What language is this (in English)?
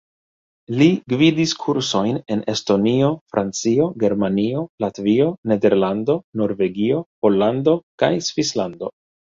Esperanto